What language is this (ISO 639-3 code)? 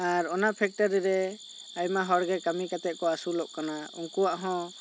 sat